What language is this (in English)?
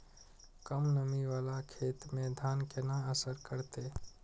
Maithili